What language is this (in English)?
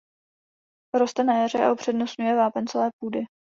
Czech